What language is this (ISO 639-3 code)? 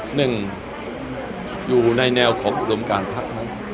tha